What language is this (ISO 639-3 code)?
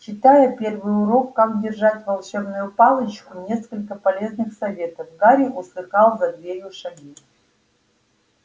rus